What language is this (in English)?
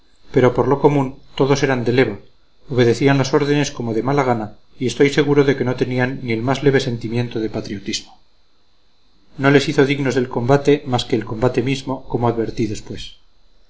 Spanish